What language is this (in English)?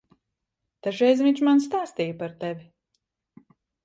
Latvian